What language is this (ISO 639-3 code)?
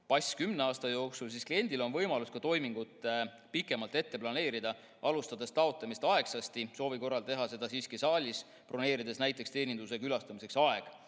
est